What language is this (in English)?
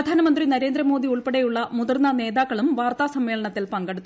Malayalam